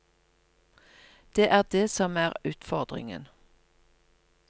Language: Norwegian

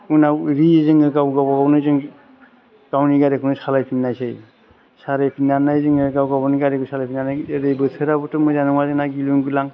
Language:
Bodo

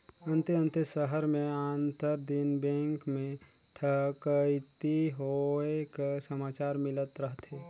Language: Chhattisgarhi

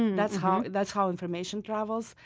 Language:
English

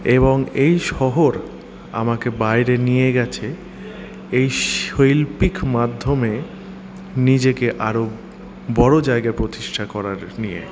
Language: Bangla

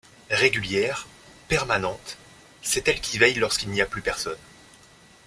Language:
French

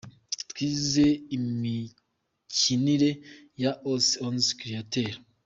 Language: Kinyarwanda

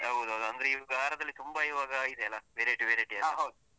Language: Kannada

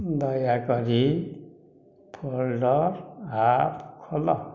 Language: Odia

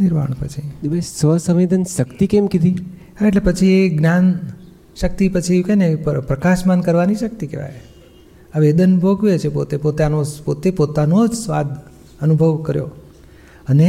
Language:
Gujarati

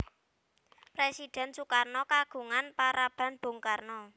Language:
Javanese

